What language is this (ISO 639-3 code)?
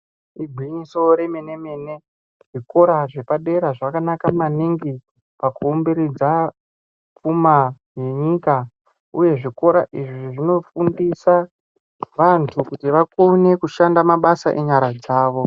ndc